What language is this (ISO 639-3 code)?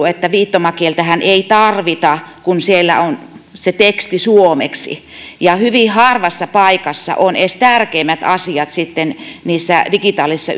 fin